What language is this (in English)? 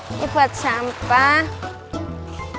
Indonesian